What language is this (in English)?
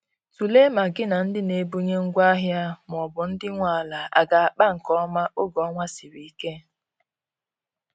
Igbo